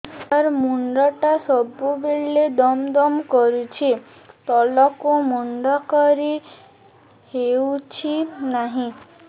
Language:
Odia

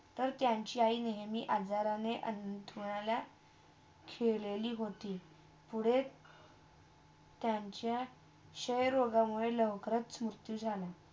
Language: Marathi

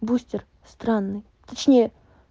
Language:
Russian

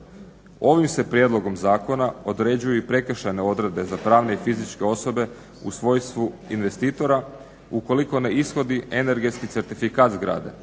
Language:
Croatian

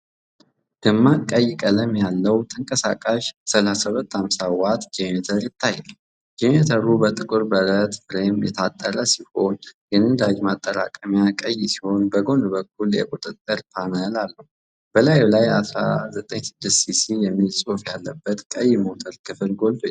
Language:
Amharic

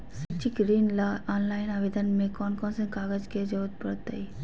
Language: Magahi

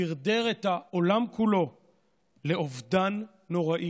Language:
Hebrew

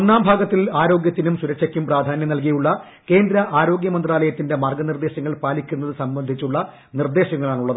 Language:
Malayalam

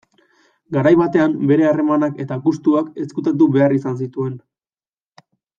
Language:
Basque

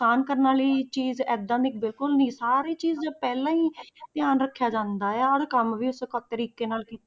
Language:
Punjabi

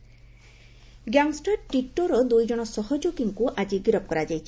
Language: Odia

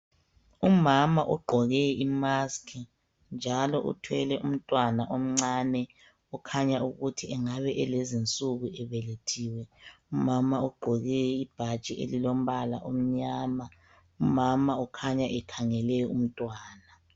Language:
North Ndebele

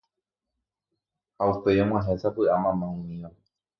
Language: Guarani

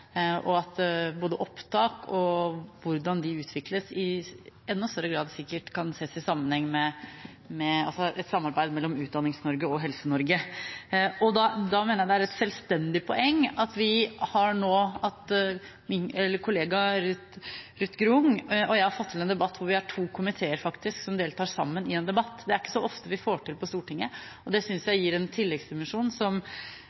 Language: Norwegian Bokmål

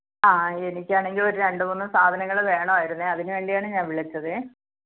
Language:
Malayalam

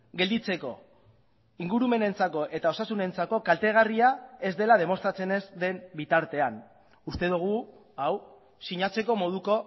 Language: Basque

